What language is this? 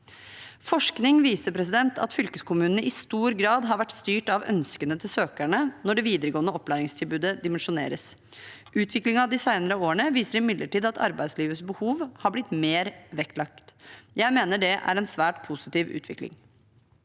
Norwegian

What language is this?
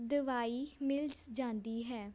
Punjabi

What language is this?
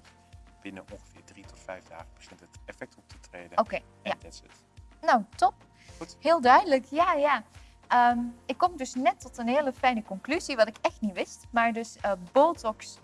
Dutch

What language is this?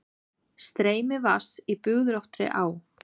Icelandic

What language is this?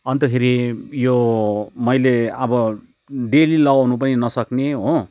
Nepali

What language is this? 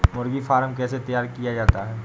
Hindi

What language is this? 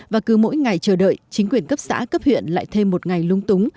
Vietnamese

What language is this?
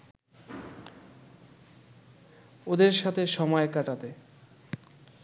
Bangla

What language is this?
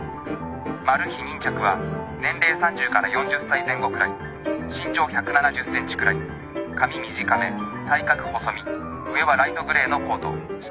Japanese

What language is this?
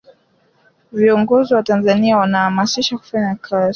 Swahili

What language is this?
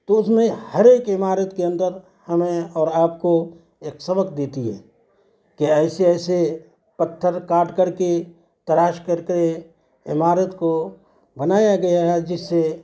Urdu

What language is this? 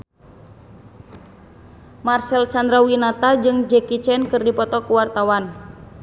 Sundanese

